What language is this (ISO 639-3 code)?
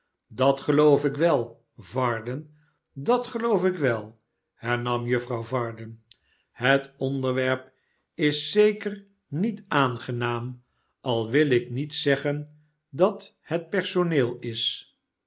nld